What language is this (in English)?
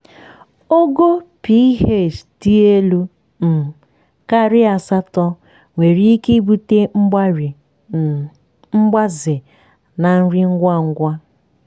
Igbo